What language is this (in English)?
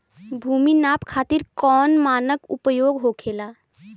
Bhojpuri